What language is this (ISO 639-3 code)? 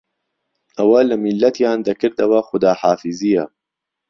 ckb